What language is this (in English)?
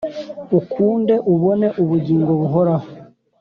Kinyarwanda